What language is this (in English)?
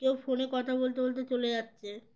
Bangla